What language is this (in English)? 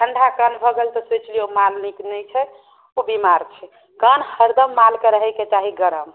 Maithili